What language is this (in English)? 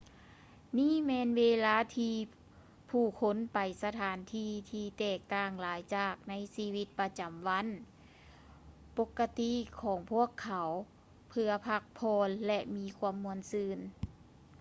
Lao